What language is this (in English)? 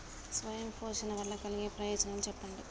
Telugu